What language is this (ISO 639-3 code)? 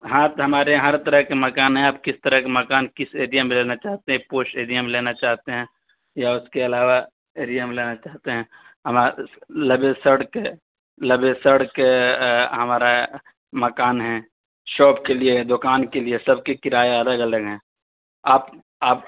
urd